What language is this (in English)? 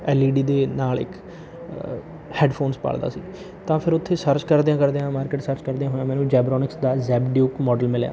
Punjabi